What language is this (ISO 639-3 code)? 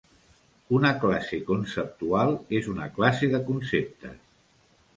cat